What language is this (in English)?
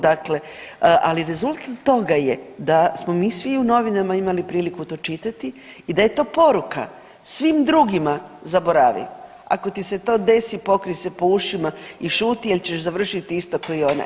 Croatian